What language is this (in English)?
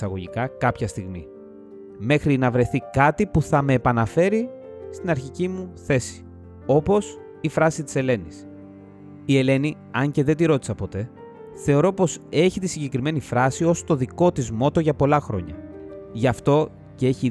Greek